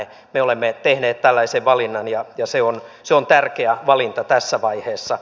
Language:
Finnish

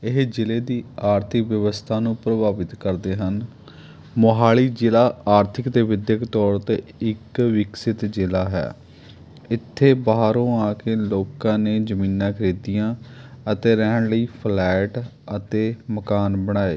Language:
Punjabi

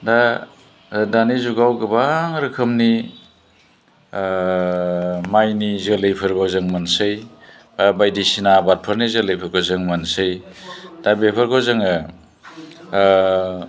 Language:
Bodo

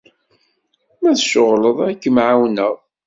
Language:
Kabyle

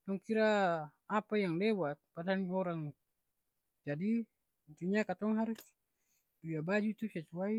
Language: Ambonese Malay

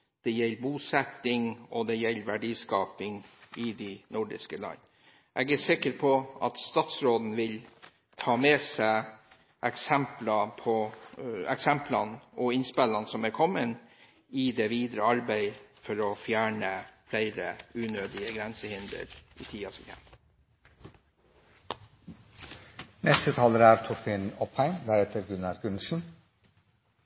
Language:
Norwegian Bokmål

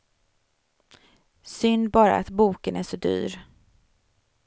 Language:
Swedish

